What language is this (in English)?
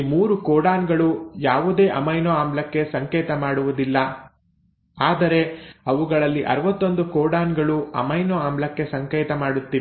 Kannada